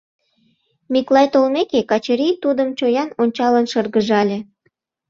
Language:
Mari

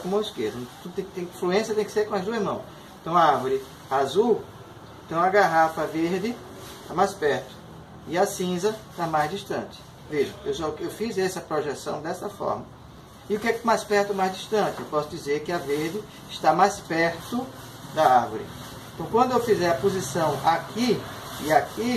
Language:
Portuguese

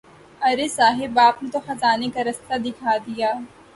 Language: Urdu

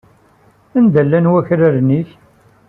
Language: Kabyle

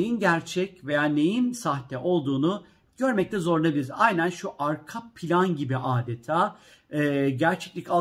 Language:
Turkish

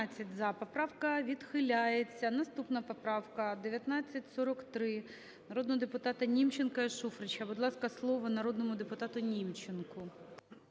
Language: Ukrainian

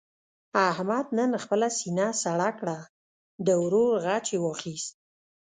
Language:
Pashto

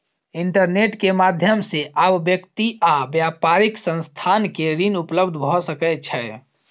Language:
Maithili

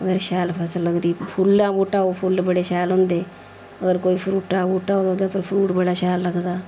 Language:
Dogri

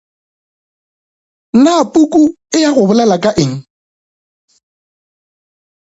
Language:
Northern Sotho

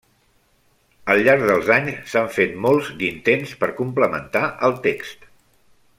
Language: Catalan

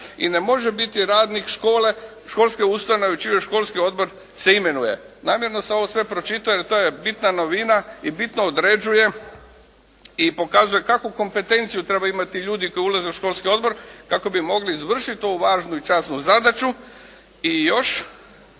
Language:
Croatian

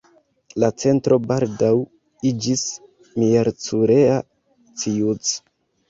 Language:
Esperanto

